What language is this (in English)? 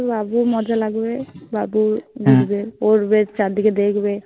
Bangla